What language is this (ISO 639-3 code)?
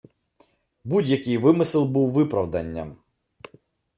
ukr